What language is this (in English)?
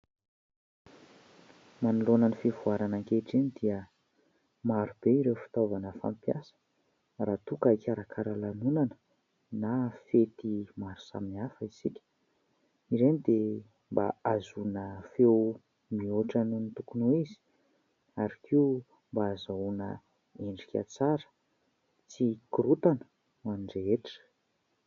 Malagasy